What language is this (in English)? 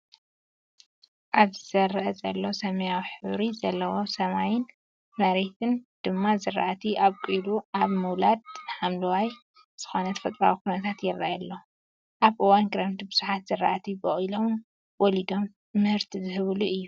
Tigrinya